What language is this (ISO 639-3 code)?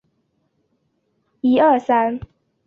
zho